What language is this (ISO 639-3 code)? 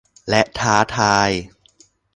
tha